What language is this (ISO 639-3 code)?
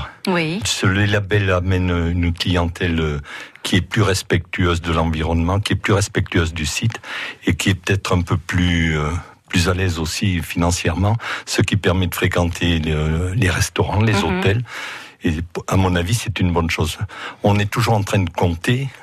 fra